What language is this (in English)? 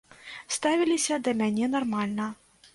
Belarusian